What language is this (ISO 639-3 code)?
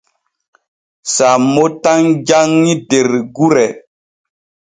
fue